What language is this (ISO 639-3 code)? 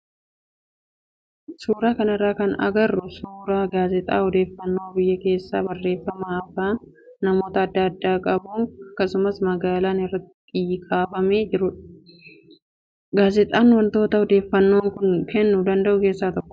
orm